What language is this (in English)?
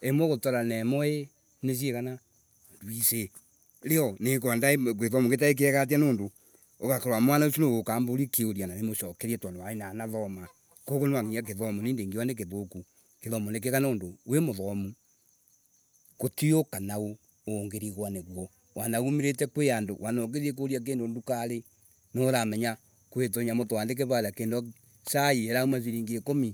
Embu